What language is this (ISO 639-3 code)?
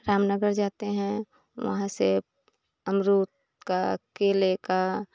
hin